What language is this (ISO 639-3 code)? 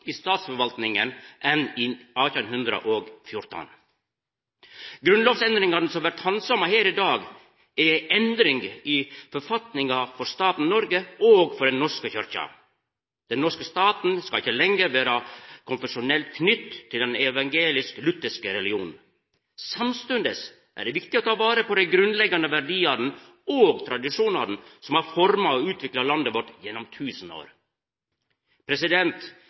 nno